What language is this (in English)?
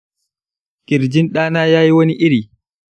Hausa